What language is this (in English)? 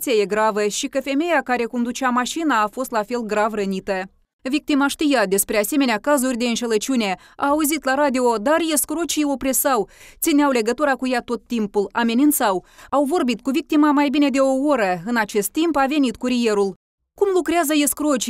Romanian